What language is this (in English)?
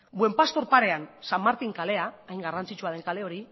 Basque